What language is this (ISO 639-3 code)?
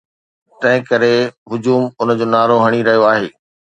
snd